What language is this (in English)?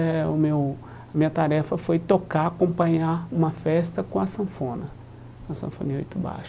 Portuguese